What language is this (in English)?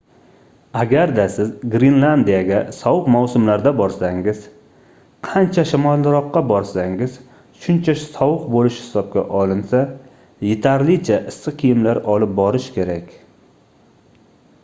Uzbek